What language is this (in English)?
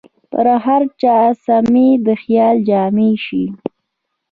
Pashto